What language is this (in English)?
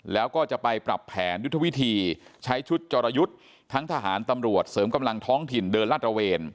Thai